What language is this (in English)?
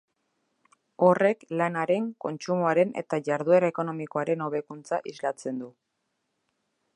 Basque